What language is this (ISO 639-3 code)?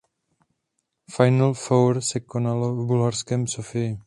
ces